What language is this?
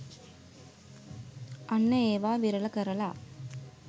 Sinhala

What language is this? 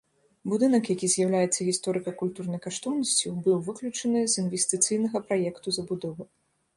Belarusian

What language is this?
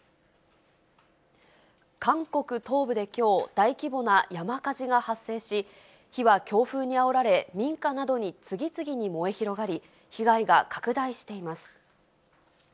Japanese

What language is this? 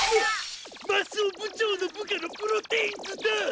Japanese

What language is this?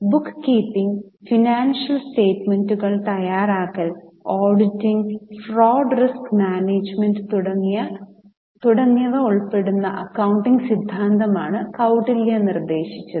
Malayalam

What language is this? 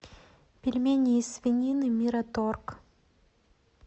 Russian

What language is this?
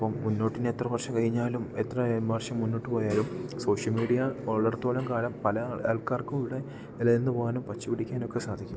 Malayalam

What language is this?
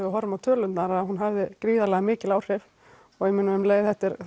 Icelandic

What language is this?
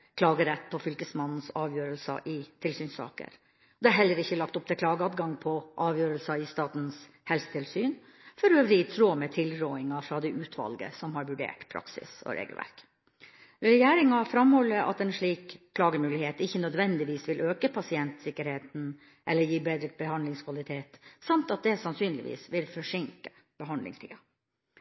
Norwegian Bokmål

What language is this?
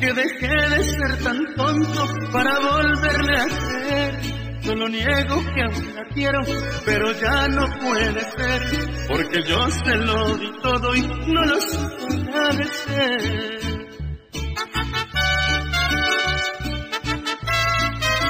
Spanish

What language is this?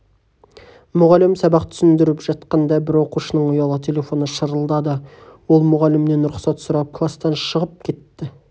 Kazakh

